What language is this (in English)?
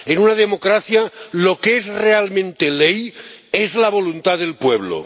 Spanish